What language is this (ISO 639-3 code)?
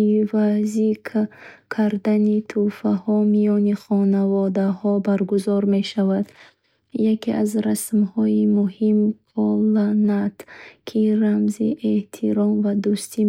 bhh